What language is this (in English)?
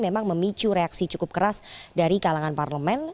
Indonesian